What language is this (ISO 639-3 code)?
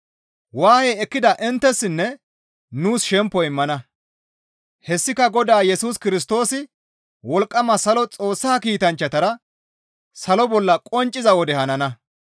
gmv